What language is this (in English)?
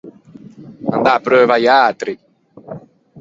Ligurian